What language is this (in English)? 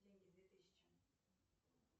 Russian